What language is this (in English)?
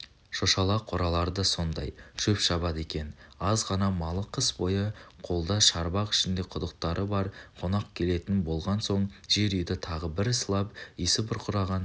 Kazakh